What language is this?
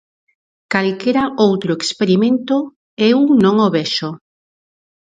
Galician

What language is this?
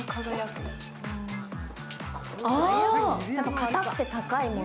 Japanese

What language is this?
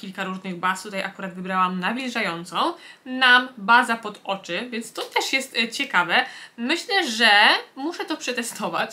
Polish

